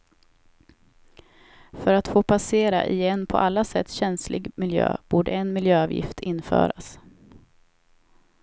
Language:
Swedish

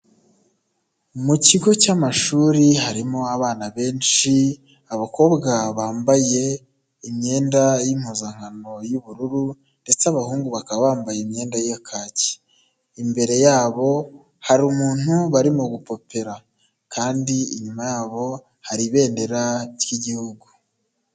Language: Kinyarwanda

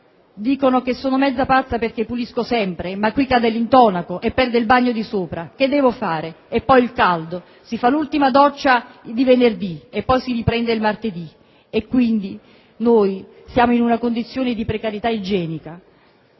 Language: Italian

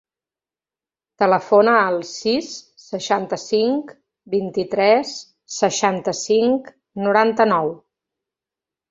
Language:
Catalan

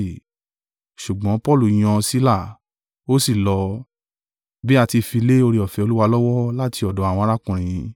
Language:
Yoruba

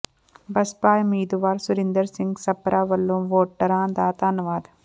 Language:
Punjabi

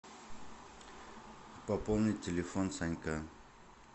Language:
Russian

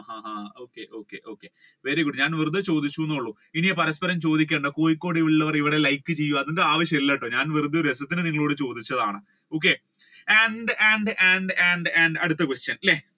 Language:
Malayalam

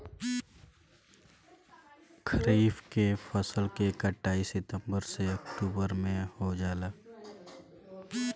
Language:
Bhojpuri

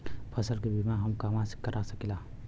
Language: Bhojpuri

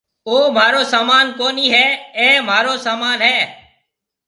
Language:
Marwari (Pakistan)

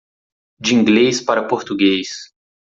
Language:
Portuguese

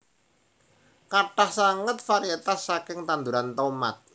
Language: Javanese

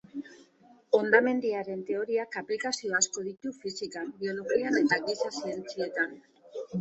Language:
Basque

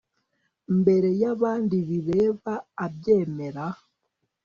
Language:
Kinyarwanda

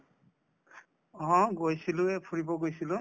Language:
Assamese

